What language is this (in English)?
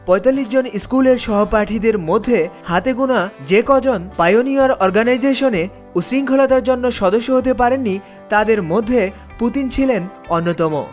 Bangla